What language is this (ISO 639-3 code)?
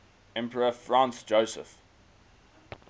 eng